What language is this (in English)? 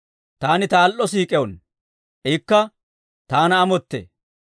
Dawro